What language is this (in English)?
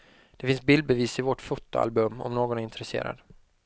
Swedish